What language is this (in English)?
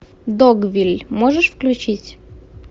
Russian